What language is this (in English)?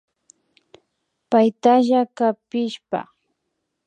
Imbabura Highland Quichua